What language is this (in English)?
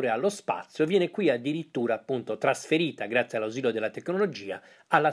Italian